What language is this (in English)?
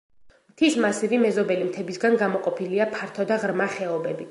Georgian